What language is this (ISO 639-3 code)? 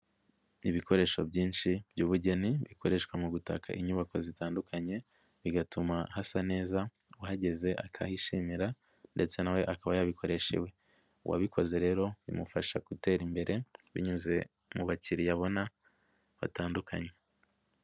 kin